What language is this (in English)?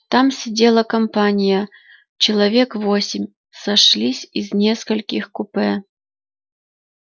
Russian